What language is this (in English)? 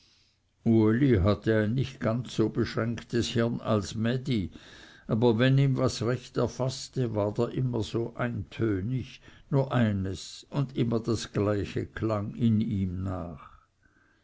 German